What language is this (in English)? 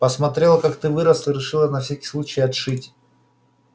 Russian